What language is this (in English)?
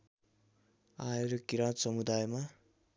Nepali